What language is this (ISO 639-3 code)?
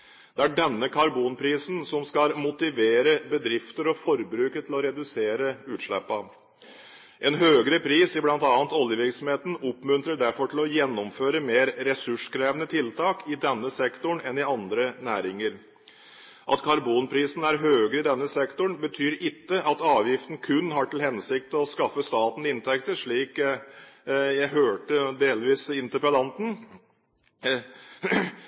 nob